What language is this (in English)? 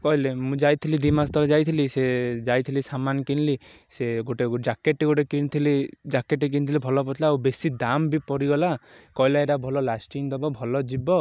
Odia